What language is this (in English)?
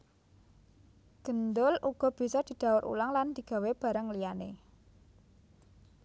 Javanese